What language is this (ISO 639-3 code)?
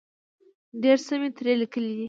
pus